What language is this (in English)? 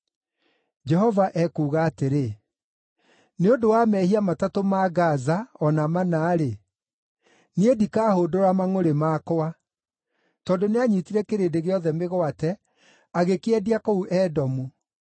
Kikuyu